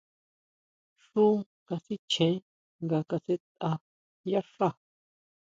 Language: Huautla Mazatec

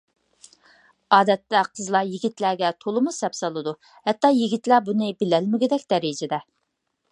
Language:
Uyghur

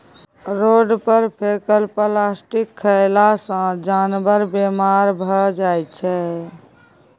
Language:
Maithili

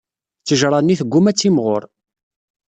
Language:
Kabyle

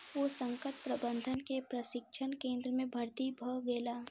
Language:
Maithili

